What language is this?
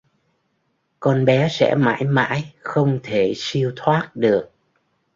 Vietnamese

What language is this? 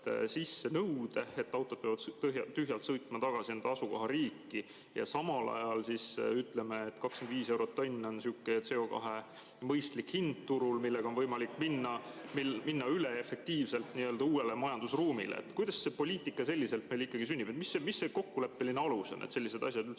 Estonian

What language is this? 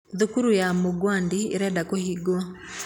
Kikuyu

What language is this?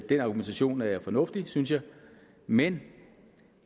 Danish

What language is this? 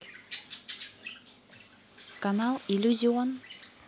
Russian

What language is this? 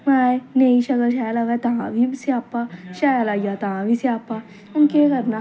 Dogri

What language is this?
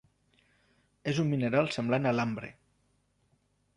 Catalan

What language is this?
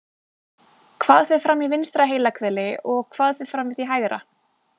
Icelandic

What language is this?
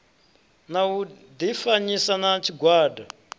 Venda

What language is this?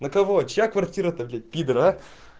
Russian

